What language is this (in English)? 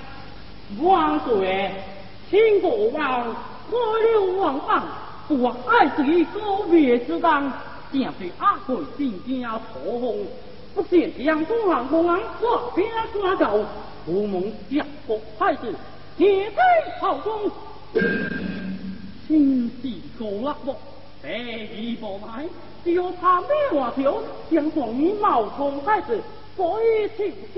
Chinese